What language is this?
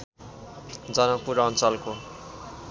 Nepali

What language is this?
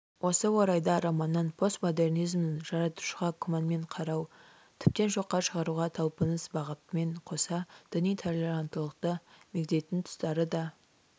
Kazakh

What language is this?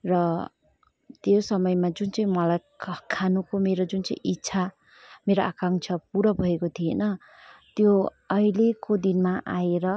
Nepali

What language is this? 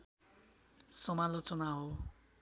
Nepali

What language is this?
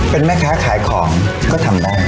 Thai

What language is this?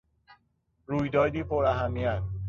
Persian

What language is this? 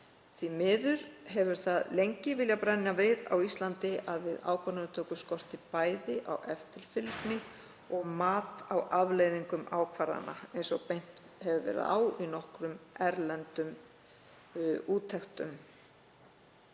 Icelandic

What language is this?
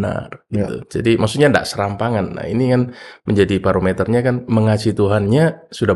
Indonesian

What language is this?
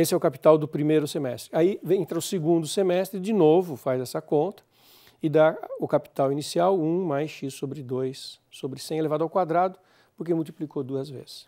Portuguese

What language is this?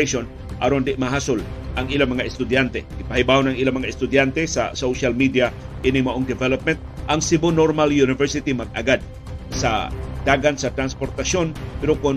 Filipino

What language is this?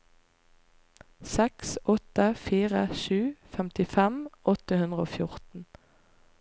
Norwegian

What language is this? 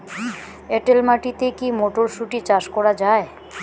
Bangla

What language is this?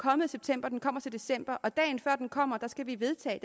Danish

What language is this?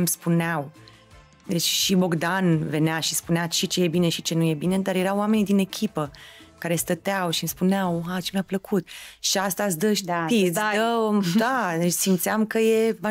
Romanian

